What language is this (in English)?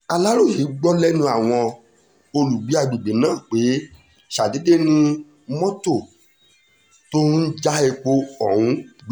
Yoruba